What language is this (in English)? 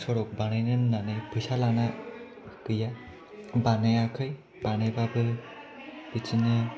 Bodo